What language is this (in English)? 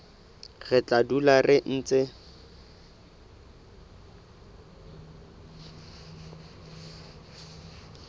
Southern Sotho